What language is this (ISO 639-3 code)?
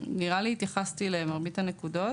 heb